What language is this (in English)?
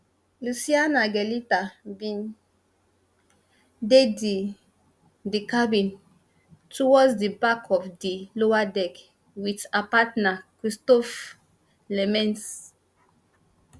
Nigerian Pidgin